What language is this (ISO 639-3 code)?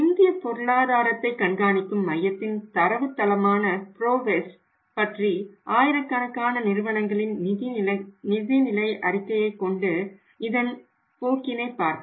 tam